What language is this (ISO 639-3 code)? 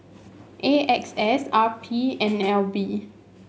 eng